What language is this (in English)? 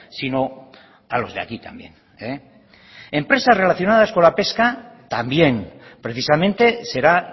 Spanish